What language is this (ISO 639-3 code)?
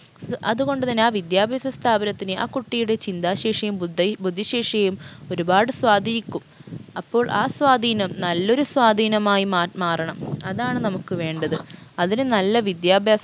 mal